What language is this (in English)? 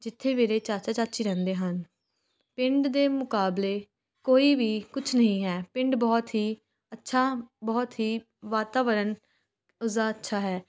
Punjabi